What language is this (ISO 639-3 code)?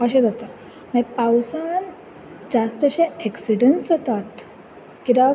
kok